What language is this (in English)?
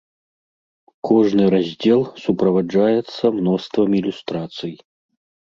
Belarusian